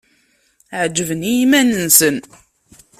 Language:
Kabyle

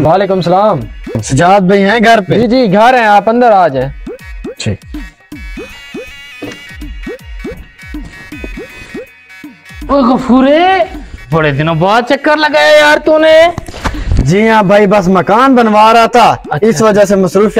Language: Hindi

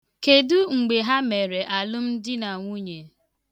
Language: Igbo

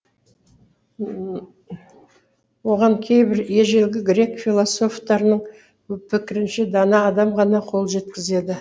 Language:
Kazakh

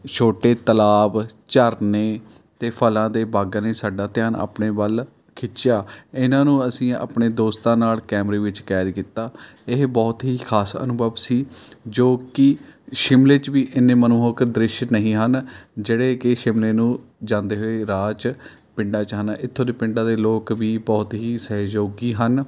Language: Punjabi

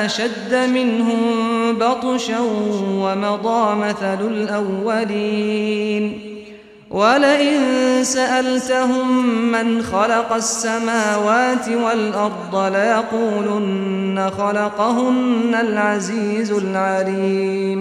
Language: Arabic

